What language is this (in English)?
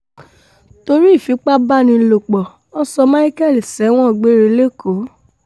Yoruba